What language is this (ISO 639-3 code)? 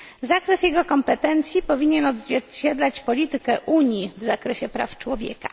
pol